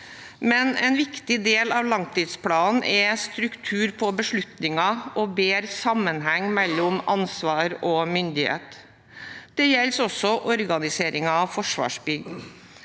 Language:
Norwegian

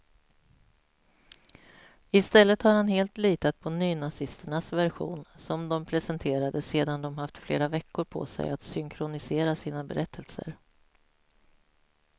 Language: Swedish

